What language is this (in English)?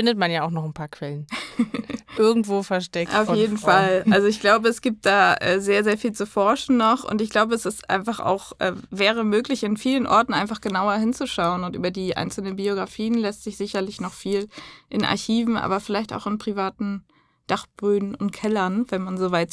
German